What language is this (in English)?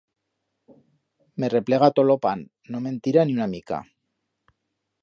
Aragonese